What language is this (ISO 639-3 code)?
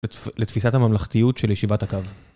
heb